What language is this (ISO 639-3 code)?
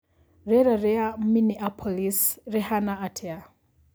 kik